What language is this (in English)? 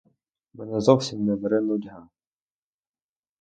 Ukrainian